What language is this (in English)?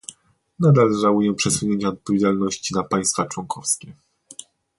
Polish